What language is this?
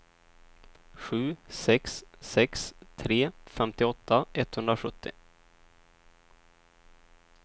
Swedish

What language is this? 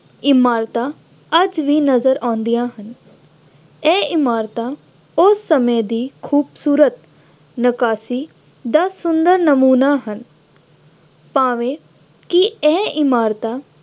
Punjabi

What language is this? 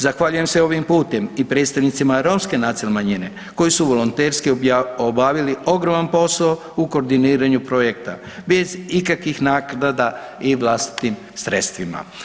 Croatian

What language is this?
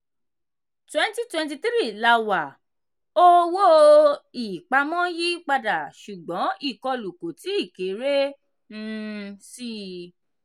Yoruba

